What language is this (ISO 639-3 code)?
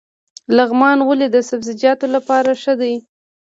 pus